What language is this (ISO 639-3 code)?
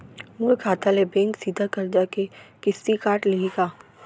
hne